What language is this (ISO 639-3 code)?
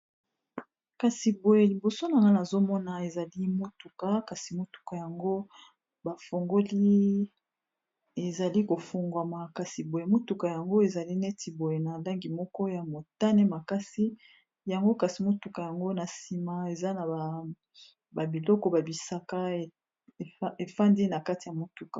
lin